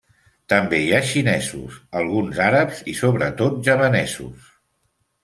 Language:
Catalan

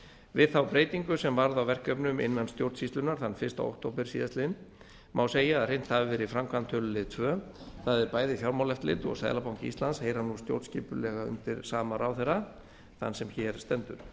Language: Icelandic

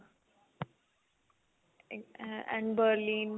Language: Punjabi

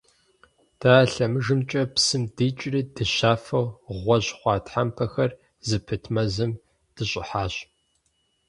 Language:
Kabardian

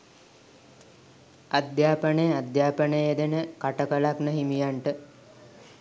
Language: Sinhala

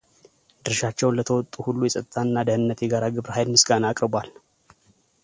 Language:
Amharic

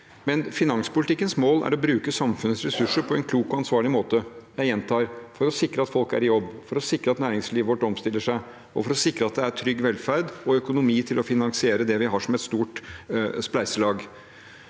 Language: Norwegian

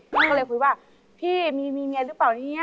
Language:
Thai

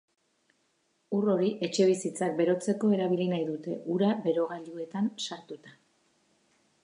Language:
Basque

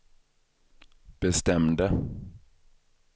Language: Swedish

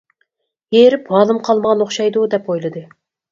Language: Uyghur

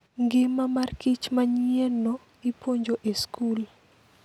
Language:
Luo (Kenya and Tanzania)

